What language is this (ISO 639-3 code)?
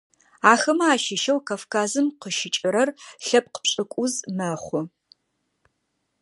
ady